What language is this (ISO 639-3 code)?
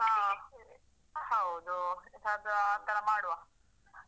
kan